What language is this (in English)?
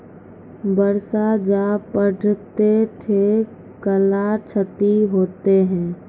Maithili